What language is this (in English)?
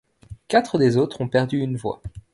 French